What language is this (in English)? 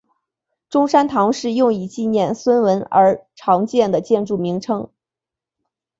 Chinese